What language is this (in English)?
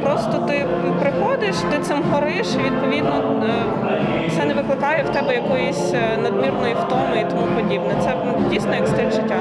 Ukrainian